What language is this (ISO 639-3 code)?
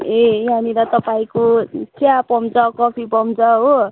nep